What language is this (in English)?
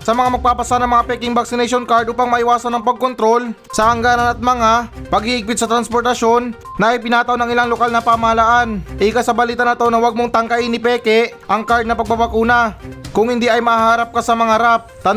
Filipino